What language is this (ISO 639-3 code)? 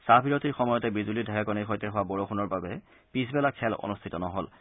asm